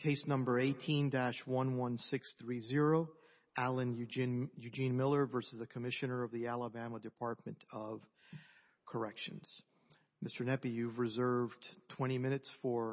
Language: English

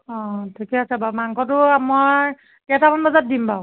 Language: Assamese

